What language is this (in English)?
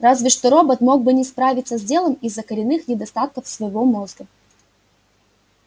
Russian